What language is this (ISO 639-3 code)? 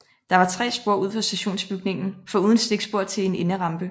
dan